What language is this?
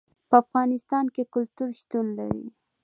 Pashto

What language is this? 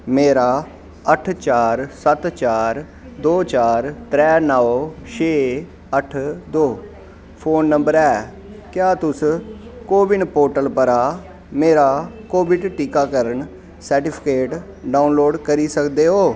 Dogri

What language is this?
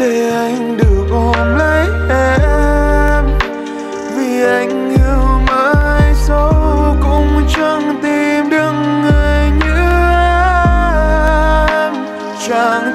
Vietnamese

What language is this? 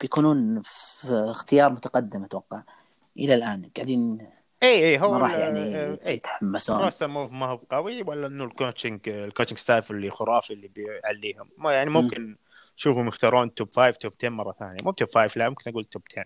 Arabic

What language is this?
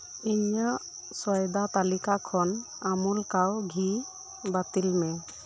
Santali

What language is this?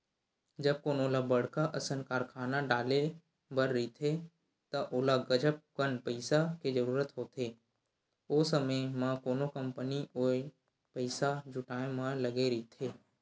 Chhattisgarhi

